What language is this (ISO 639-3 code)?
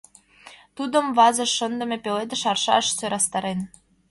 chm